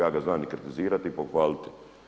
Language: Croatian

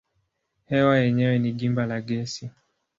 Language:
Swahili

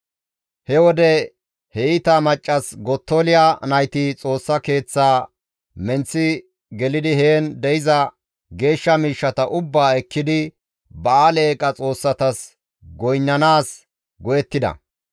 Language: Gamo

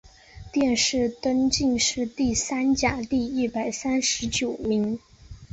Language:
Chinese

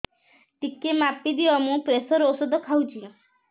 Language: Odia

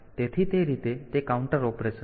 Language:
Gujarati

